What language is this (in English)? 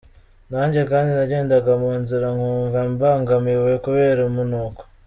Kinyarwanda